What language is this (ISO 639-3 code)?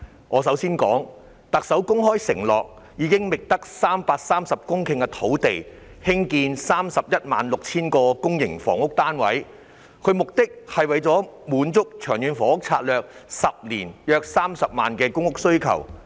yue